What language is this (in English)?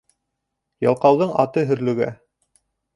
Bashkir